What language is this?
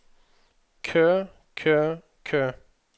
Norwegian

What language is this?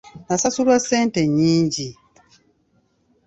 Ganda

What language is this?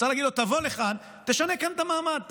Hebrew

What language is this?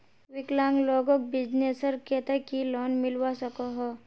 Magahi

